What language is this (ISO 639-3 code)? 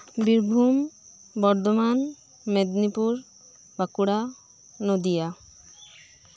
sat